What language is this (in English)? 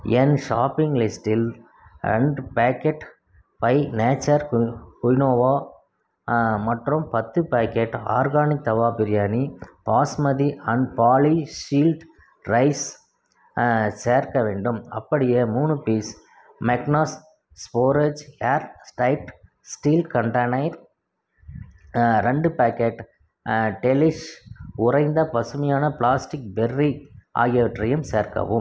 Tamil